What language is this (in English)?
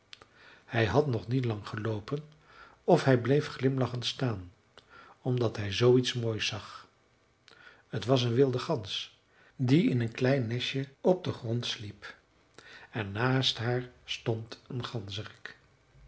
Dutch